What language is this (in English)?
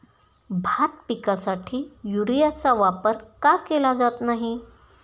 Marathi